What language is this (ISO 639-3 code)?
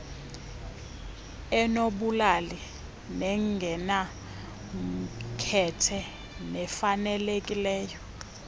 xho